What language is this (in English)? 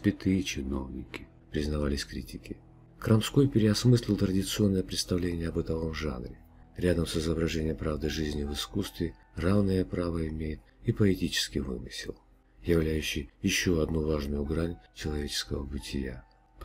Russian